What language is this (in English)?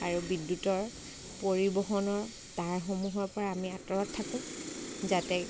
Assamese